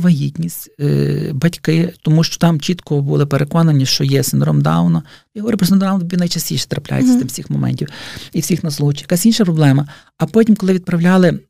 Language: Ukrainian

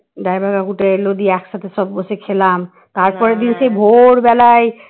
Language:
Bangla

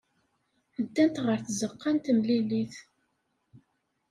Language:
Kabyle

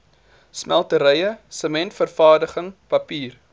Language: Afrikaans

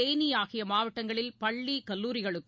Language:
Tamil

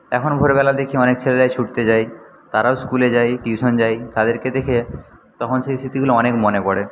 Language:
Bangla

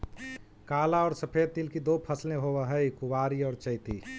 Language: Magahi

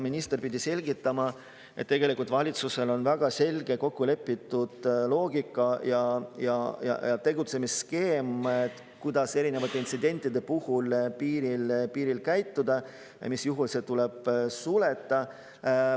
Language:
Estonian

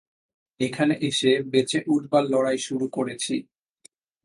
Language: Bangla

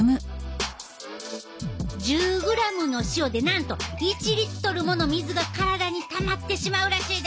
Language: Japanese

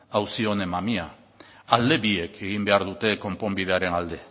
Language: Basque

